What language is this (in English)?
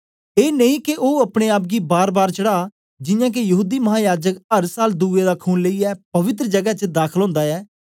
Dogri